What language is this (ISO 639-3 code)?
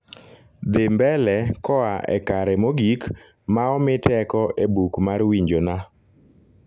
luo